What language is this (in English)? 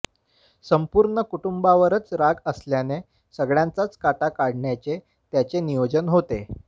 Marathi